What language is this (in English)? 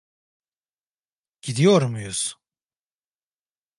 Turkish